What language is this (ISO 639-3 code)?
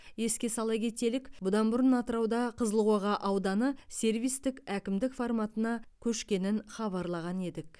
kaz